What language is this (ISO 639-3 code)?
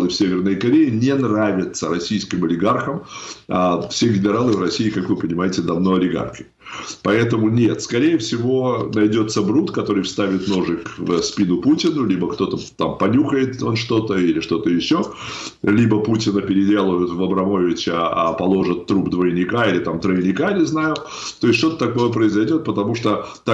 rus